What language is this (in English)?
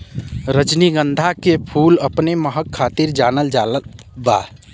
Bhojpuri